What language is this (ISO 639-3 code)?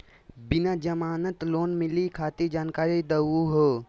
mag